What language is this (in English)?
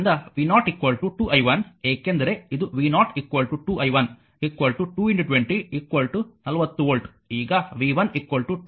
Kannada